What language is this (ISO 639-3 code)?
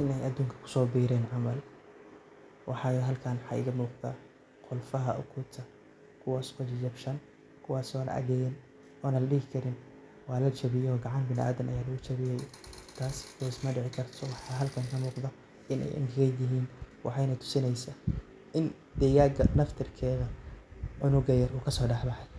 som